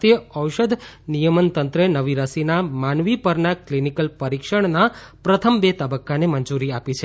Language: Gujarati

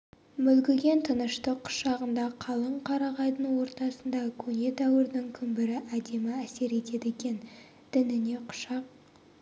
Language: Kazakh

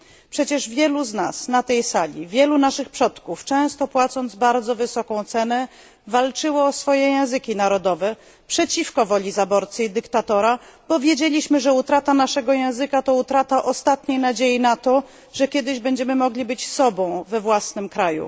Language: Polish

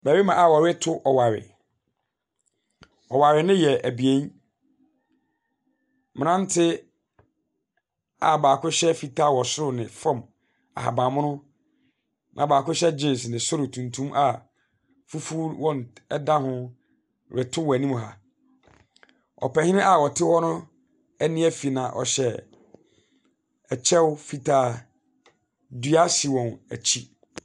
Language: Akan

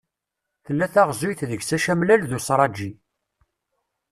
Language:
Kabyle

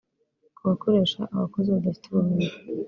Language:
Kinyarwanda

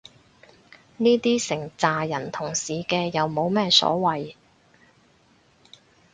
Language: Cantonese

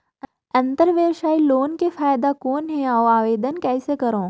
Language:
Chhattisgarhi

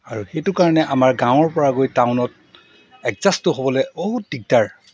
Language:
Assamese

